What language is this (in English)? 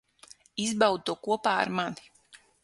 Latvian